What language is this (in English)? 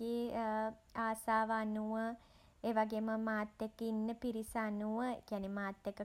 Sinhala